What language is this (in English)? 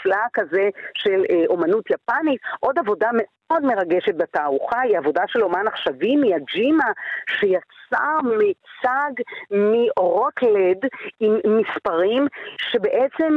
Hebrew